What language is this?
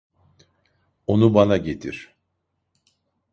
Turkish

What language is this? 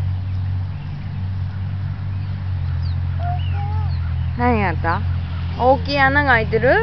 Japanese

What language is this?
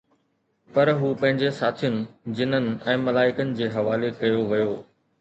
Sindhi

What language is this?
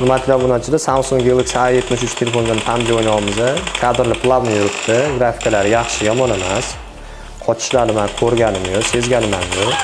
Turkish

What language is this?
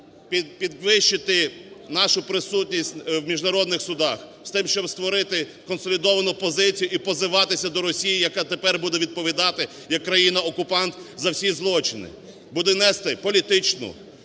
Ukrainian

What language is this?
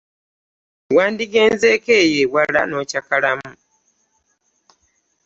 Ganda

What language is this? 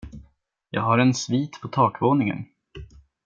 Swedish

